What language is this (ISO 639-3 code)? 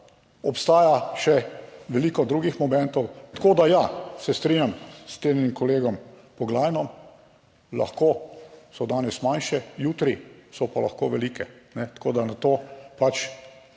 slv